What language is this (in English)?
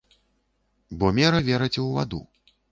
Belarusian